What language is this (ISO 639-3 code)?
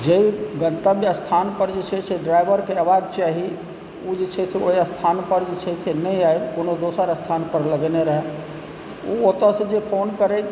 mai